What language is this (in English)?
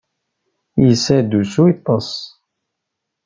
Kabyle